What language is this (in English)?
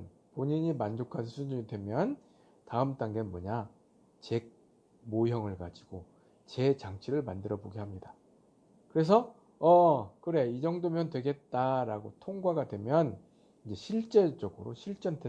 Korean